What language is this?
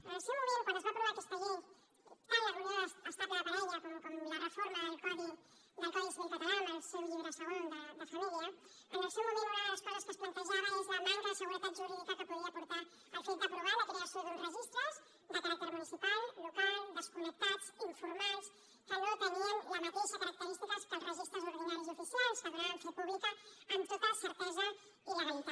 Catalan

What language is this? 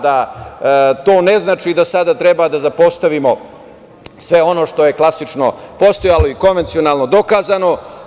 Serbian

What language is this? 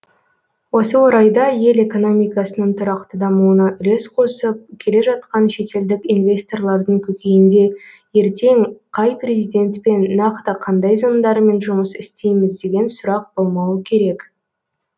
Kazakh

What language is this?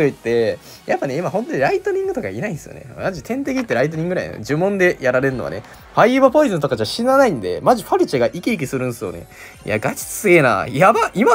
Japanese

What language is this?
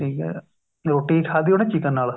Punjabi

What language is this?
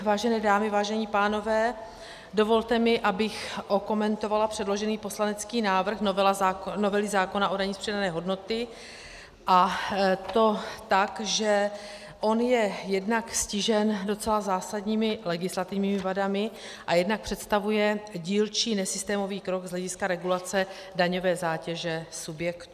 Czech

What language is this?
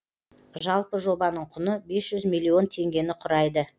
Kazakh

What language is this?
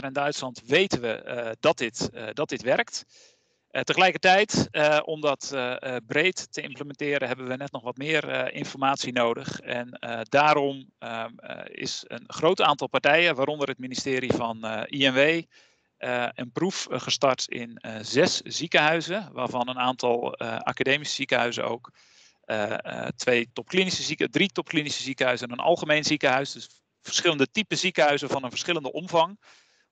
Dutch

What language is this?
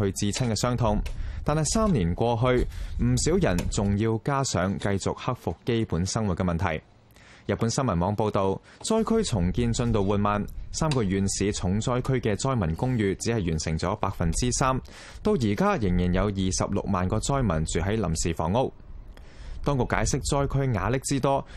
Chinese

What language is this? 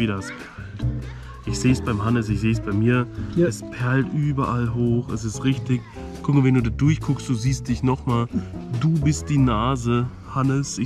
German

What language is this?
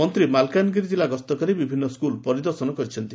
Odia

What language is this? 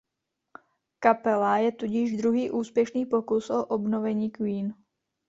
Czech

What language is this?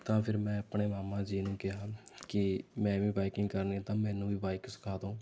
Punjabi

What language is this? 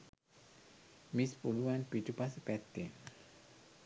Sinhala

